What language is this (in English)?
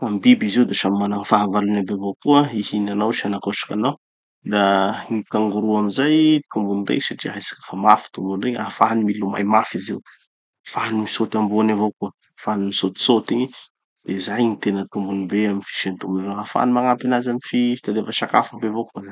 Tanosy Malagasy